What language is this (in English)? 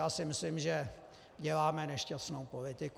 Czech